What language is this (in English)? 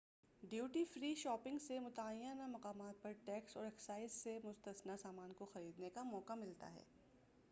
Urdu